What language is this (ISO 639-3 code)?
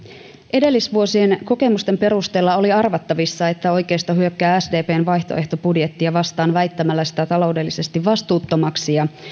fin